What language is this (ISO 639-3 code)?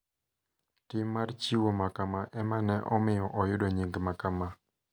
luo